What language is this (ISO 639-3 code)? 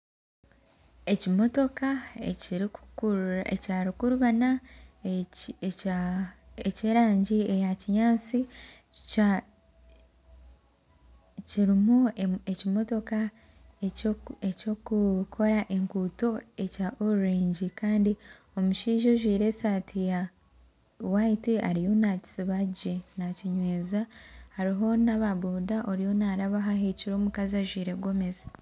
nyn